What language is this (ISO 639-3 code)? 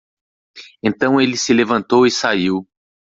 por